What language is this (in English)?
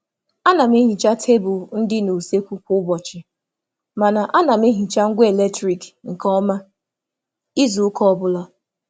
Igbo